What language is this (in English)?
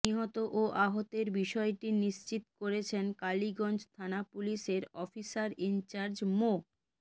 Bangla